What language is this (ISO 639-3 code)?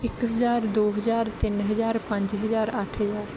pan